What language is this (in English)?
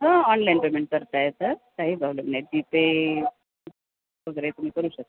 Marathi